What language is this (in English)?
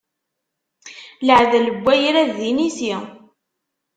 Kabyle